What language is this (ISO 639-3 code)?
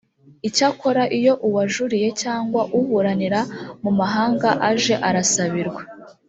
kin